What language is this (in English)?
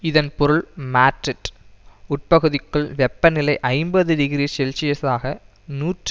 Tamil